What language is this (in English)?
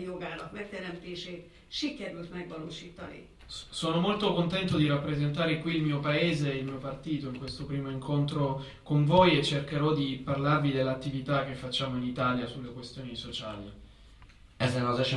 Hungarian